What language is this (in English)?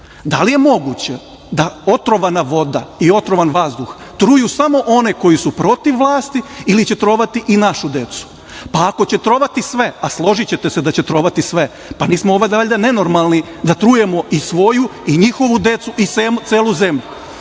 Serbian